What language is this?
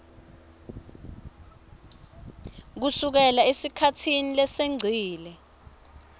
Swati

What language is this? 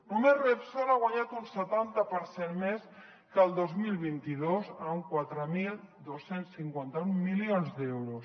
Catalan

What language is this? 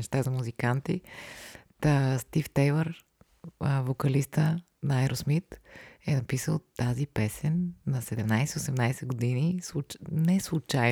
Bulgarian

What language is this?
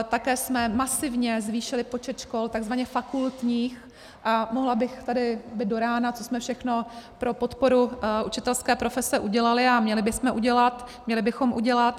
Czech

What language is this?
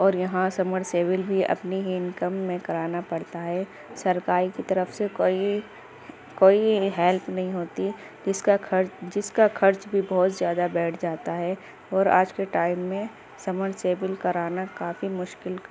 Urdu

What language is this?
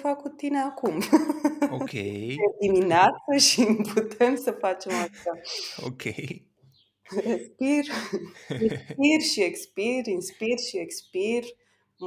Romanian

